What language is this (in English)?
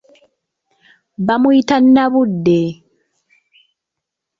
Ganda